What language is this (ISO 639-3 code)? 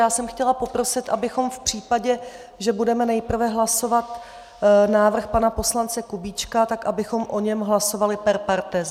ces